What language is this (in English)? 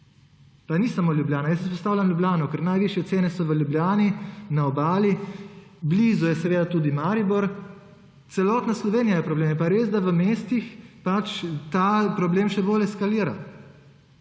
Slovenian